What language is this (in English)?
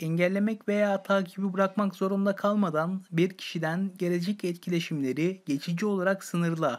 Turkish